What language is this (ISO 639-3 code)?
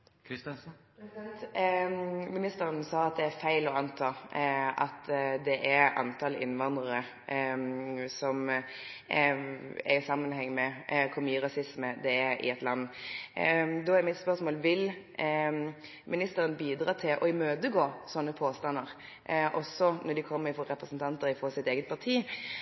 nob